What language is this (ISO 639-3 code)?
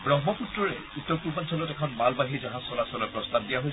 asm